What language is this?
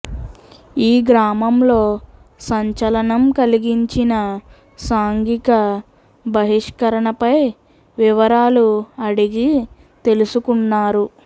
Telugu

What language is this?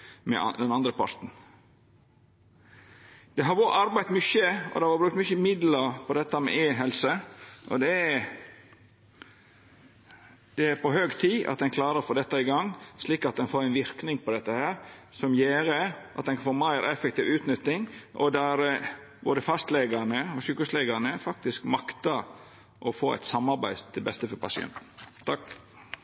Norwegian Nynorsk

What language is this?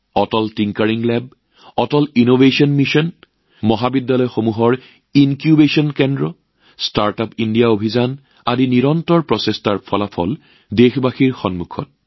Assamese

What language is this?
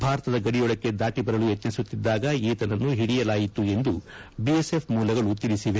Kannada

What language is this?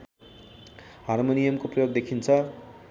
Nepali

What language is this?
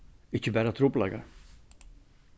Faroese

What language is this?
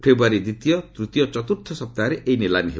Odia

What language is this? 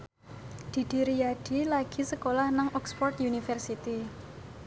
Javanese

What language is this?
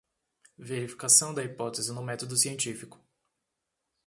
Portuguese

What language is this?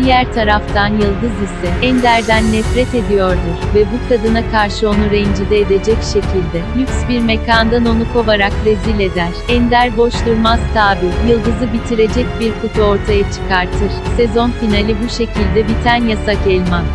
Turkish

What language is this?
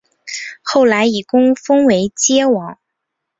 Chinese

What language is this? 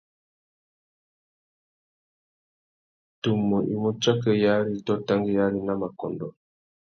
Tuki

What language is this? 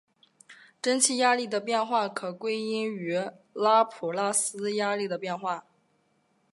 Chinese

